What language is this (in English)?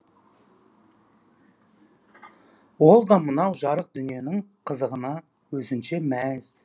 Kazakh